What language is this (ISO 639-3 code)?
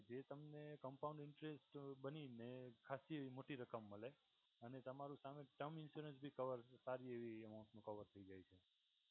guj